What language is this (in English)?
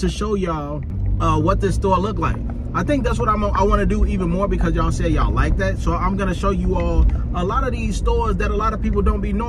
English